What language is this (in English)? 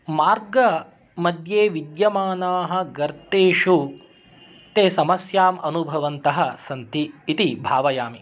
Sanskrit